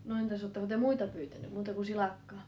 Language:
Finnish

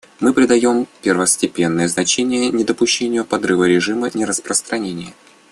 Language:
Russian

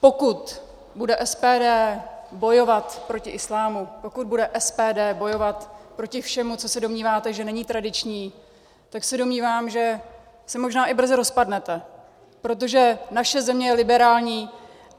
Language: Czech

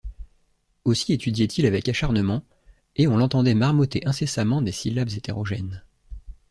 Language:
French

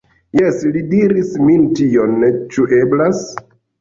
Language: Esperanto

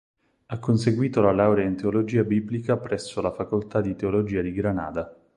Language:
Italian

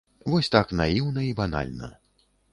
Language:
Belarusian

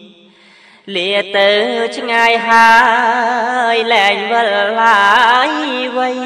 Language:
Thai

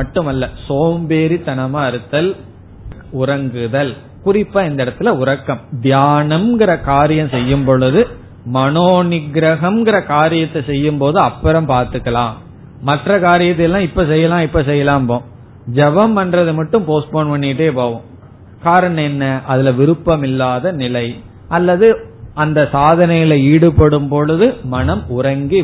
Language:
Tamil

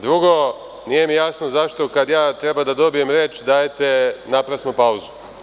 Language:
Serbian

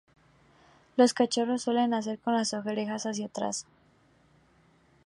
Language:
Spanish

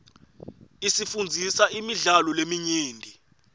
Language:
Swati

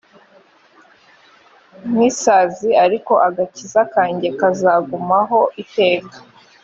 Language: Kinyarwanda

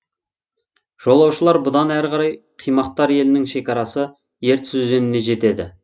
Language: Kazakh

